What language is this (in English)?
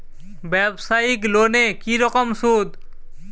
Bangla